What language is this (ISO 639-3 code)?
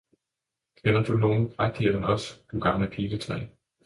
dan